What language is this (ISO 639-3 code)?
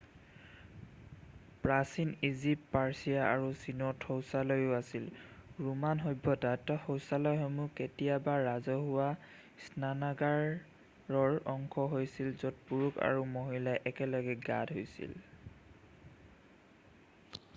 asm